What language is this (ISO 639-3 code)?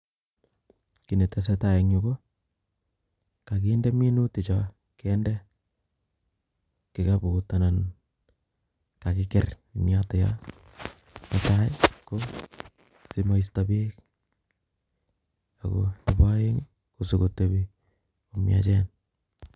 kln